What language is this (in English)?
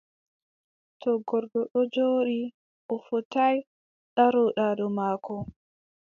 Adamawa Fulfulde